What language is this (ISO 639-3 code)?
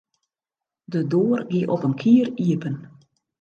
fry